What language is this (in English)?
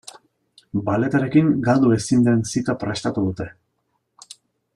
Basque